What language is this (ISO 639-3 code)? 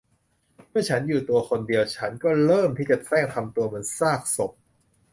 tha